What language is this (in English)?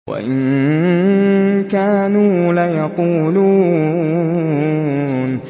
Arabic